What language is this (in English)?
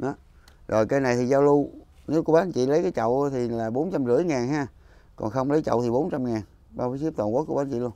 Vietnamese